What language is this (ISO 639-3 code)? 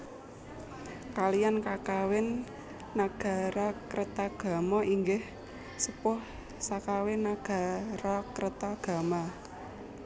jav